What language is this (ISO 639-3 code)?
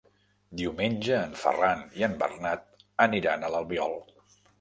cat